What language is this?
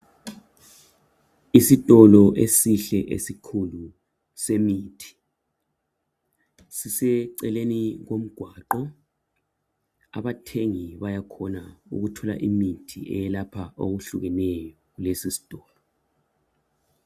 North Ndebele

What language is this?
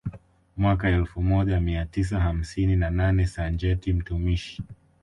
Swahili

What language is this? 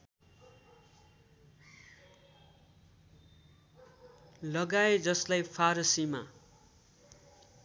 Nepali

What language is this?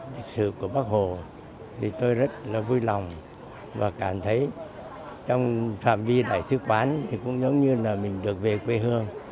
Vietnamese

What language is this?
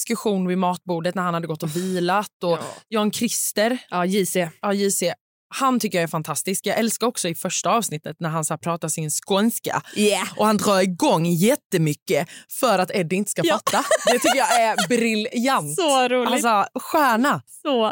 Swedish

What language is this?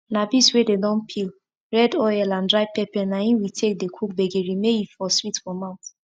Nigerian Pidgin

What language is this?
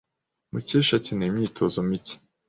Kinyarwanda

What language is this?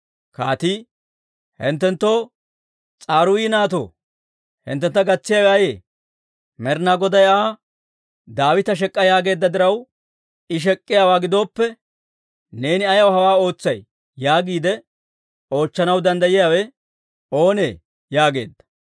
Dawro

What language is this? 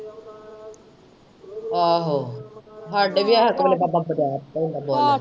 Punjabi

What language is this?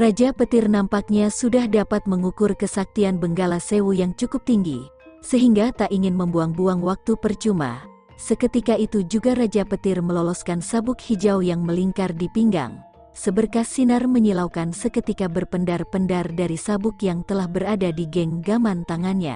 Indonesian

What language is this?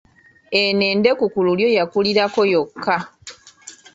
Ganda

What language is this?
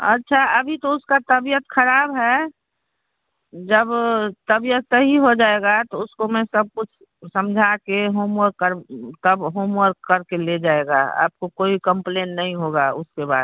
Hindi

